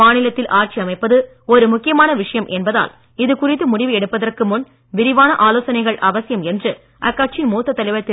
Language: Tamil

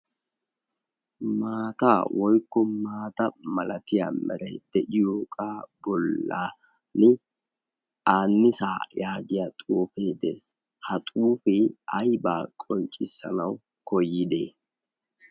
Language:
Wolaytta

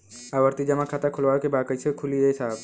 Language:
Bhojpuri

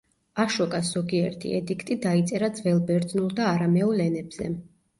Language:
Georgian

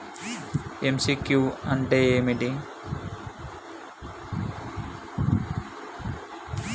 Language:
Telugu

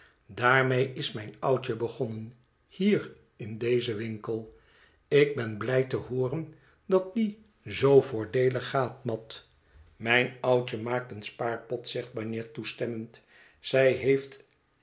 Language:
Dutch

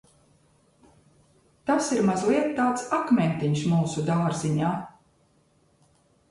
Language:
Latvian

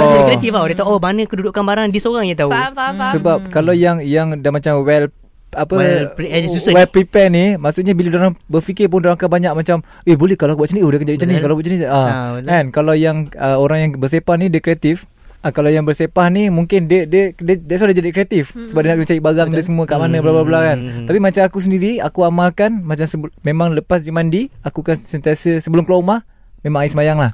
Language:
Malay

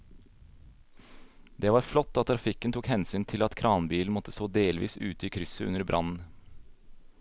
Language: Norwegian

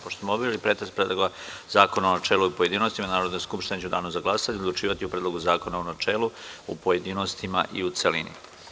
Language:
Serbian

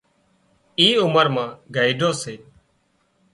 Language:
Wadiyara Koli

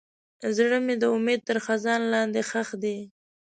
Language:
Pashto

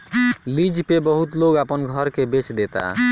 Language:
Bhojpuri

